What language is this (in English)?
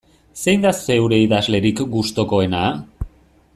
Basque